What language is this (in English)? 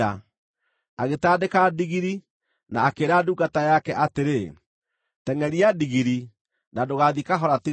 Kikuyu